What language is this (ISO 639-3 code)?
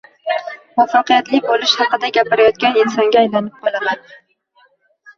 uzb